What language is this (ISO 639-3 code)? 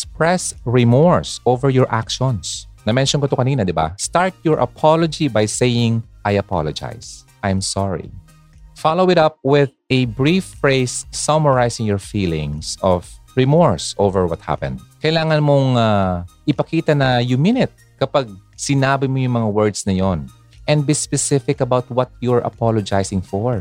fil